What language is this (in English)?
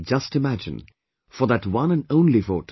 English